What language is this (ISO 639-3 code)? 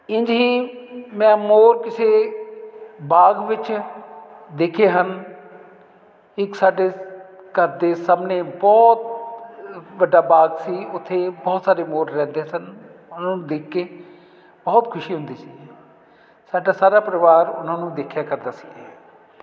pan